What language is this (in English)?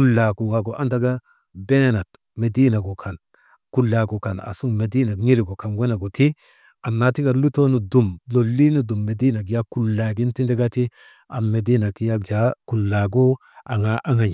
Maba